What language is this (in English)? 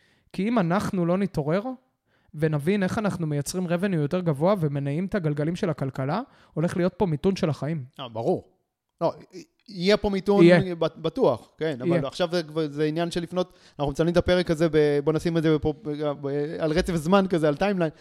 Hebrew